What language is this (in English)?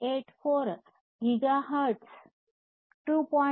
Kannada